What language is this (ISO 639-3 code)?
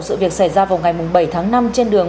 vie